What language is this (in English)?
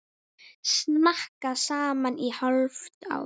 Icelandic